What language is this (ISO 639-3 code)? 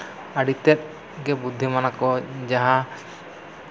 sat